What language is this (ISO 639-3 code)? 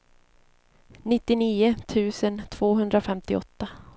swe